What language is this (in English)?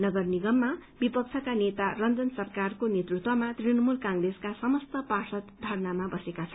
Nepali